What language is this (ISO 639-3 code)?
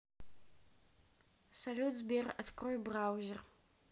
rus